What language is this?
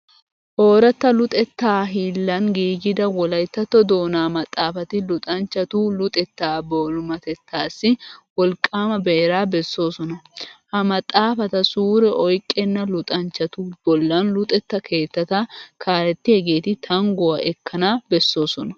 Wolaytta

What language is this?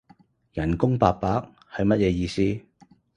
Cantonese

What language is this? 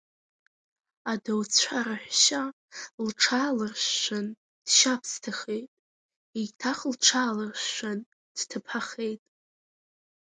Abkhazian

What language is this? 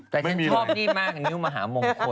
Thai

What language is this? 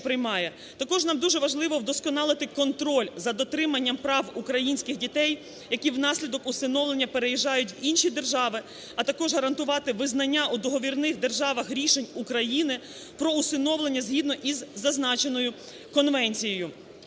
Ukrainian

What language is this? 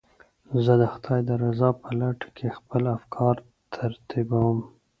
Pashto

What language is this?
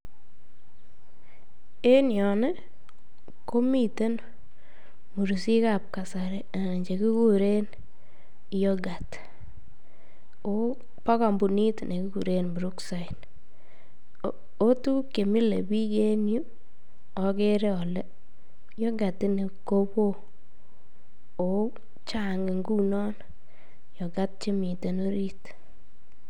Kalenjin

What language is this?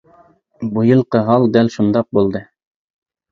Uyghur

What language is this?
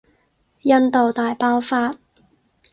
Cantonese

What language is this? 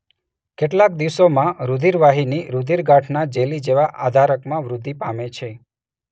Gujarati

